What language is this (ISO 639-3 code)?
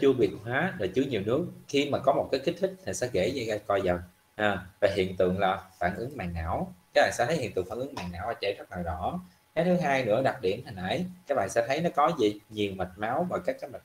vie